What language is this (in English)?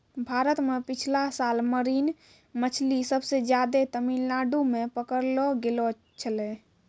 Maithili